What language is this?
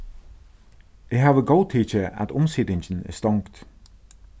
Faroese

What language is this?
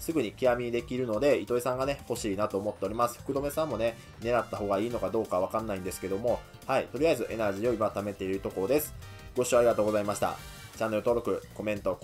Japanese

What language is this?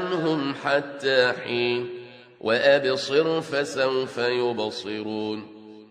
Arabic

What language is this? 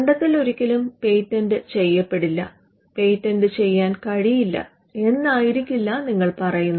Malayalam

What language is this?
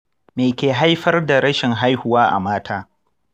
Hausa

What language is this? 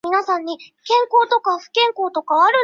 Chinese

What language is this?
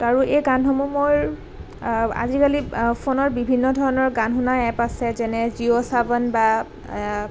Assamese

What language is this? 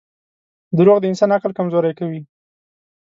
Pashto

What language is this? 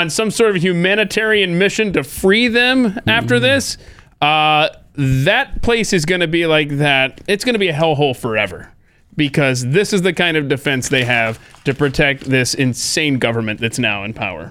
English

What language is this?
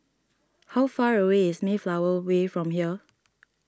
English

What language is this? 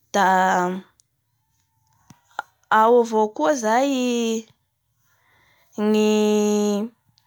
Bara Malagasy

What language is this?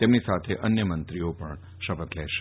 Gujarati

